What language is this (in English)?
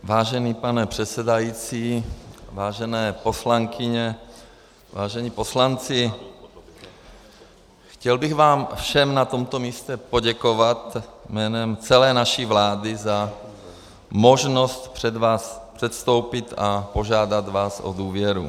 Czech